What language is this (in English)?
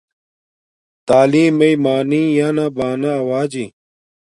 Domaaki